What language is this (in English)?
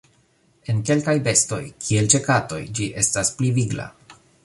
Esperanto